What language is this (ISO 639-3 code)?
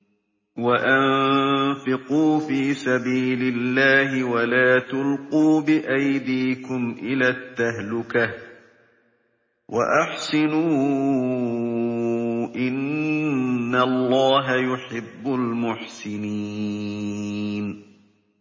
ara